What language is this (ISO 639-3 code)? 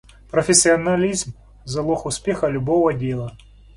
rus